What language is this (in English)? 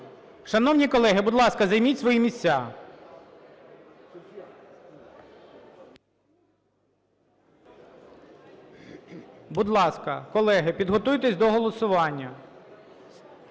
Ukrainian